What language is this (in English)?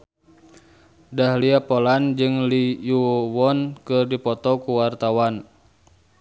Sundanese